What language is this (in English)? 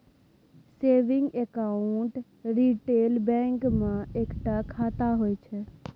Maithili